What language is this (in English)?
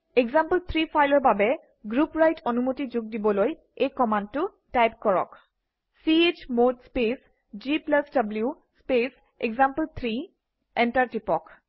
Assamese